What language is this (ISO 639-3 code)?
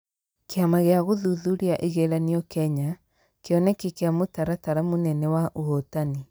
kik